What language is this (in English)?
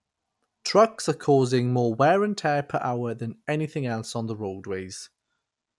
English